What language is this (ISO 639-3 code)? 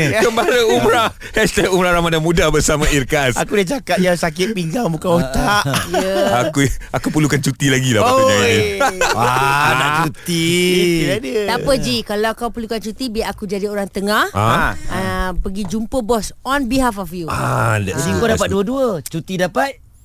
msa